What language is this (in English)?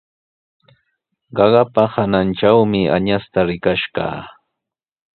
Sihuas Ancash Quechua